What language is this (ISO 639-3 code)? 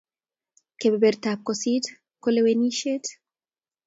kln